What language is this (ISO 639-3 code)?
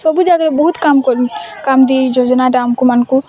ori